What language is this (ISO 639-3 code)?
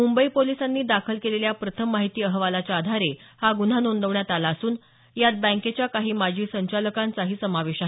mar